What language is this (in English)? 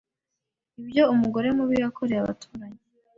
Kinyarwanda